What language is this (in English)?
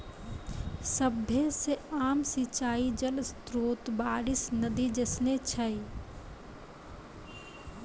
Maithili